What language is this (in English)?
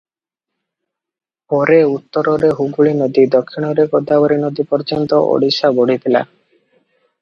Odia